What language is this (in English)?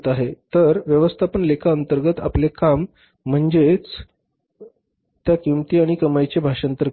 Marathi